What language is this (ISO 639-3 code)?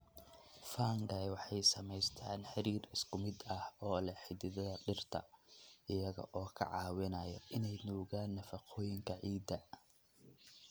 som